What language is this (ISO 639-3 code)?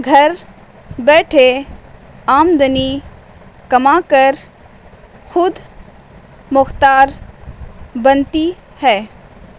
urd